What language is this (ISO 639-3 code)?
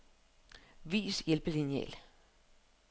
dan